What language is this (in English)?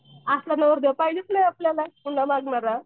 Marathi